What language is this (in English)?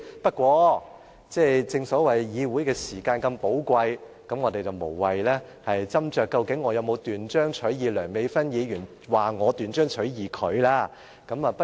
Cantonese